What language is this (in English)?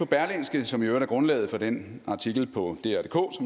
Danish